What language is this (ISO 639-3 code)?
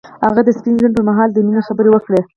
pus